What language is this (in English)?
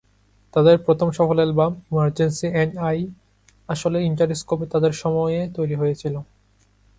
Bangla